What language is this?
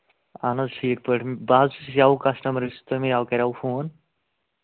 Kashmiri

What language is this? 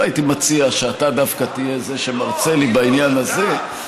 Hebrew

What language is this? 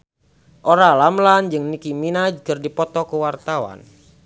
Sundanese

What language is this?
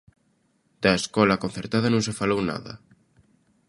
Galician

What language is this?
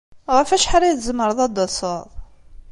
Kabyle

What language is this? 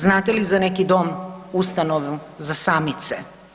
Croatian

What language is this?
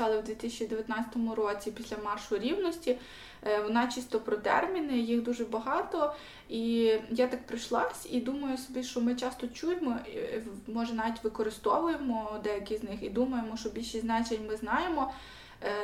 Ukrainian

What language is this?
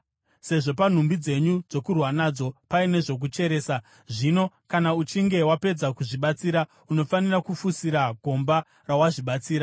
Shona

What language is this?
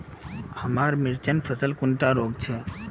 Magahi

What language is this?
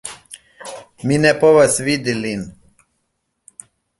Esperanto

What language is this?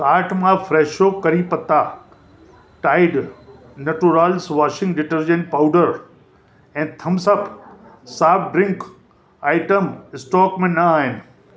Sindhi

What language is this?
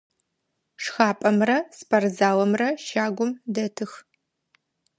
Adyghe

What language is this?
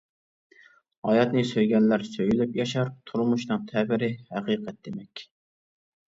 Uyghur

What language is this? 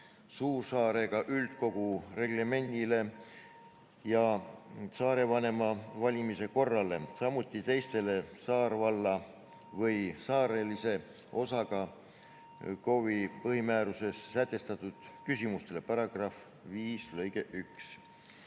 Estonian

